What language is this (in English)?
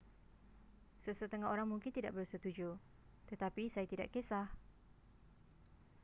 Malay